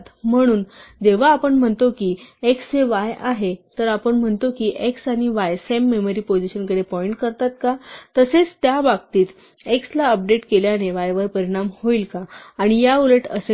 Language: Marathi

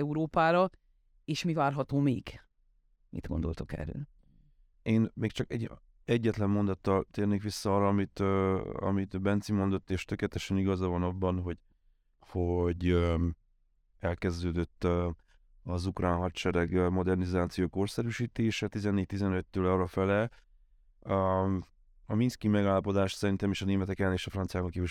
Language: Hungarian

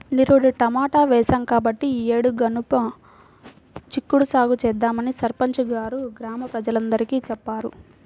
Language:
Telugu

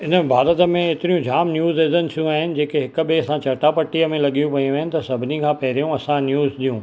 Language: Sindhi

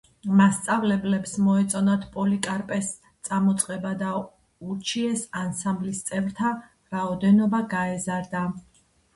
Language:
Georgian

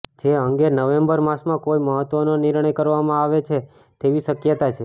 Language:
Gujarati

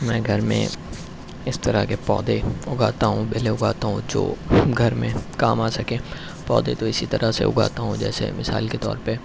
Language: Urdu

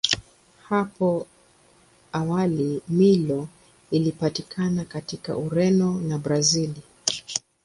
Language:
Swahili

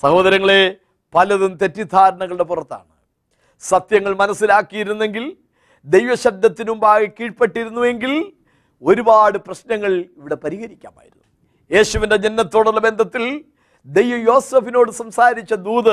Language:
Malayalam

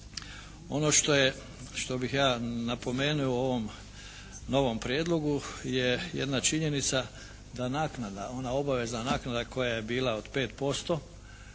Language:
Croatian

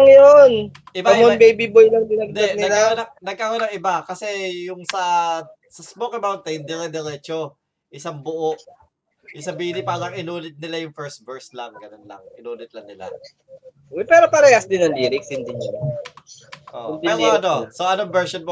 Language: Filipino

